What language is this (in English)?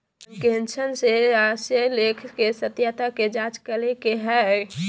Magahi